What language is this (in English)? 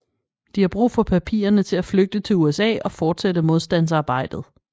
Danish